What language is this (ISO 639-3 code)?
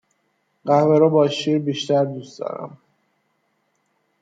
fas